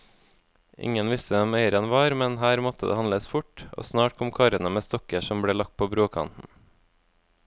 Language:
Norwegian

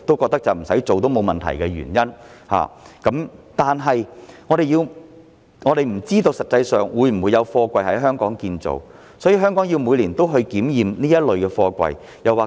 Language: Cantonese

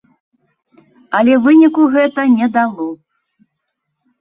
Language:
Belarusian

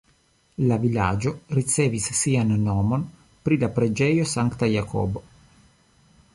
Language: Esperanto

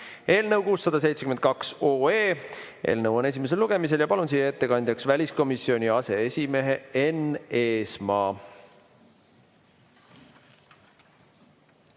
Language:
Estonian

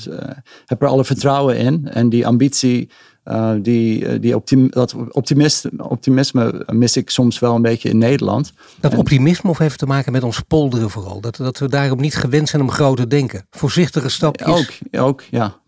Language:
Dutch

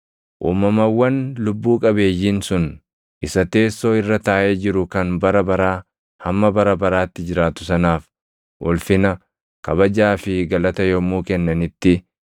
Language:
Oromo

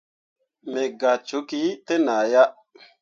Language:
Mundang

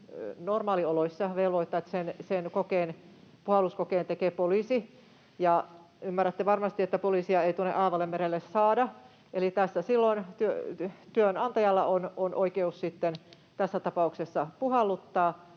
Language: Finnish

